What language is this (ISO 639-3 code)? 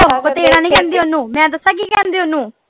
pan